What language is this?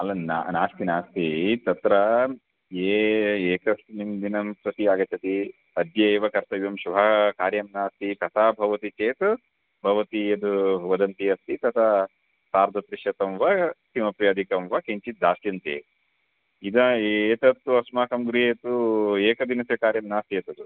Sanskrit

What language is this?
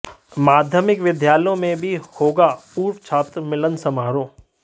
Hindi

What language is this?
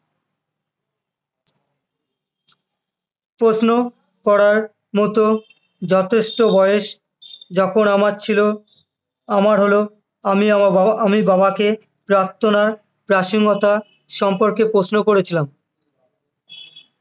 Bangla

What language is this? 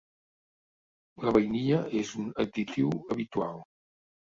Catalan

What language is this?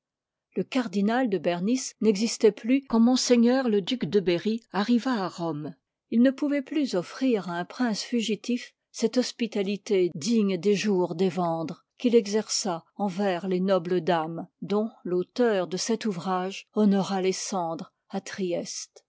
French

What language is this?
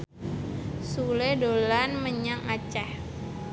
Javanese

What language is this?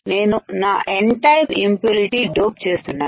Telugu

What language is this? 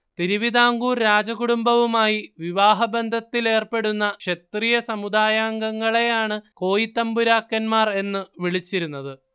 Malayalam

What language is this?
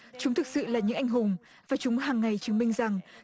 Vietnamese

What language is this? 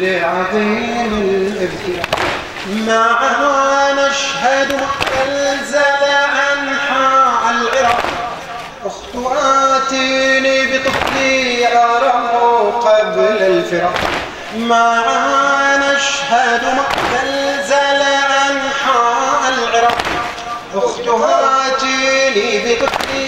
Arabic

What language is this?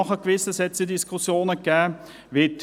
Swiss German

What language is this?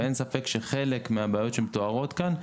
Hebrew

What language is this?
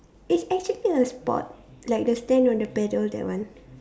English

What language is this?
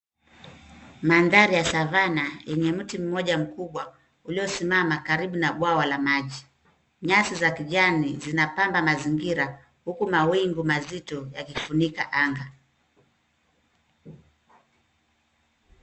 Swahili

